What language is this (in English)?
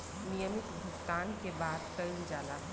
Bhojpuri